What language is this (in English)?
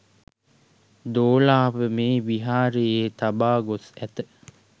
Sinhala